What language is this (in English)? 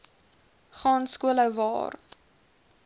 Afrikaans